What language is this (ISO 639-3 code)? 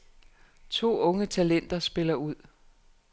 dan